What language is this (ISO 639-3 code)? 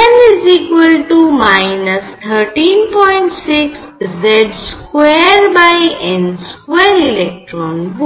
ben